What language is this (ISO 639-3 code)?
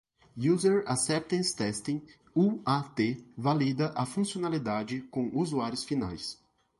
por